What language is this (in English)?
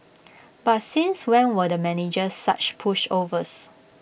English